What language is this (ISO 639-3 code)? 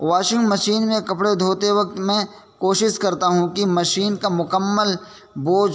urd